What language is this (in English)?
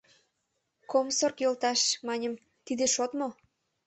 Mari